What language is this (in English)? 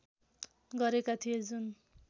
Nepali